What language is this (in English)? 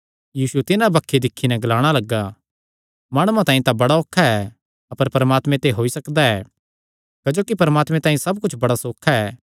Kangri